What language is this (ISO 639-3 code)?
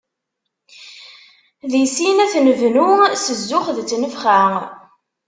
kab